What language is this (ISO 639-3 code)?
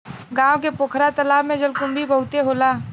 bho